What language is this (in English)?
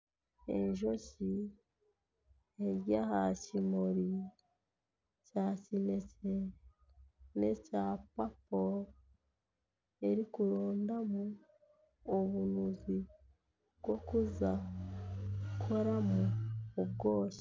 Nyankole